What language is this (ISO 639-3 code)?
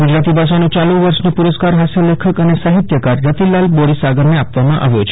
guj